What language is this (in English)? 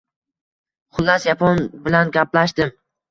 Uzbek